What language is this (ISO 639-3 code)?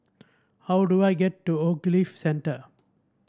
eng